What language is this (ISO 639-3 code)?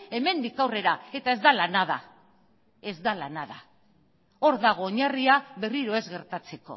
eus